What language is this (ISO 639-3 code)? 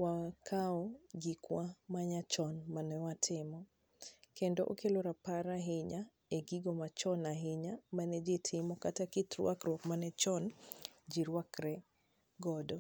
luo